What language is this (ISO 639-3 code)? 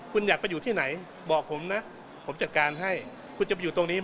tha